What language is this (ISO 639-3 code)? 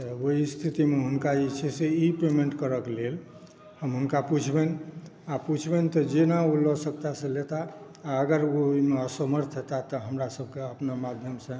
mai